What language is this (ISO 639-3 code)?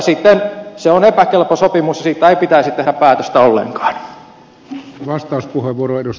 fin